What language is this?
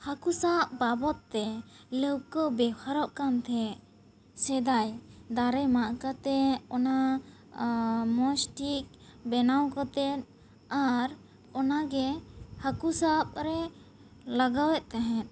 Santali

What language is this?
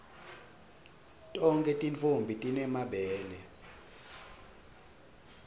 Swati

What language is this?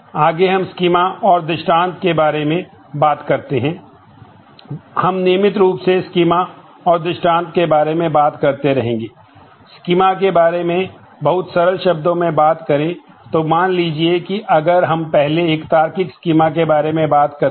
Hindi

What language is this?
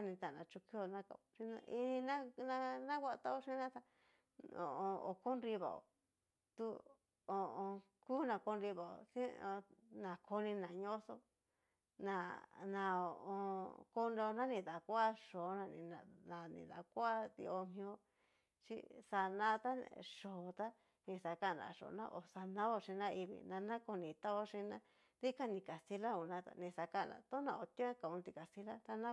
Cacaloxtepec Mixtec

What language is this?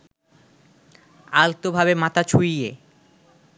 Bangla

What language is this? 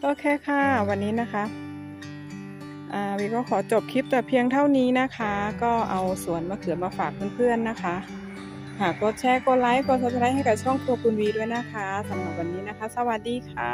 Thai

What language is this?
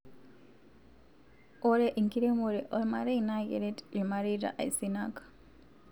Masai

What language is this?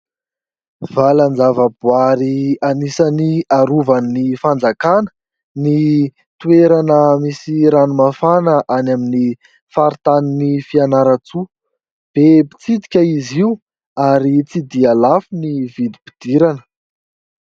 Malagasy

